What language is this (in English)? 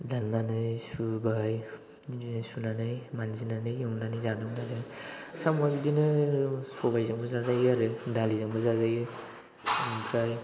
Bodo